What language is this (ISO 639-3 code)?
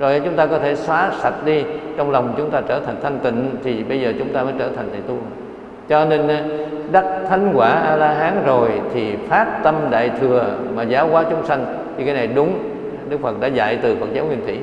vie